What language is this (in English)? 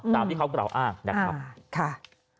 Thai